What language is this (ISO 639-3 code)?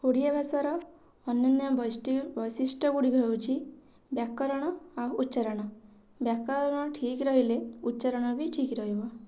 ori